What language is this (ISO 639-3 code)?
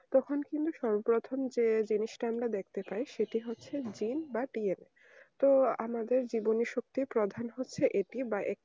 ben